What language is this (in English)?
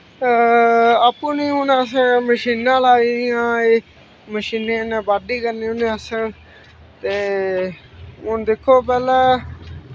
Dogri